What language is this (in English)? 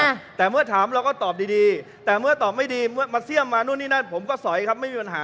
Thai